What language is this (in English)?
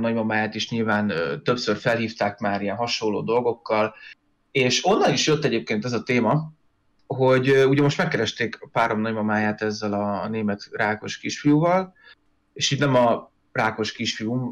Hungarian